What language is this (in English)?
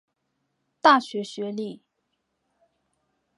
Chinese